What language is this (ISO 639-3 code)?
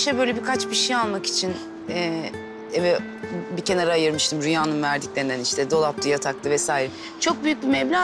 tur